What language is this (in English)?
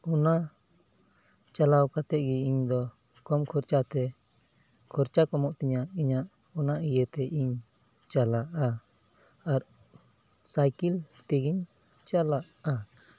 Santali